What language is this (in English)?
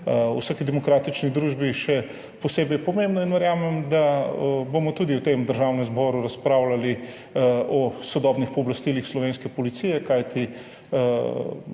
Slovenian